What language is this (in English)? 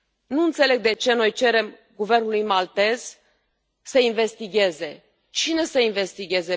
Romanian